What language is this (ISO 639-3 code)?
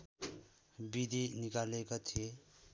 nep